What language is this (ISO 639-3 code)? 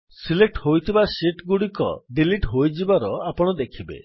ori